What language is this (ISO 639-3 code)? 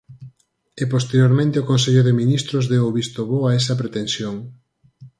glg